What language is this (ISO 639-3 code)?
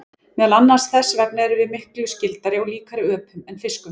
isl